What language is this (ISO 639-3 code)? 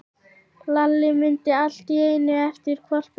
isl